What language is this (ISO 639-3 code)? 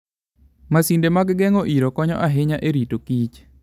luo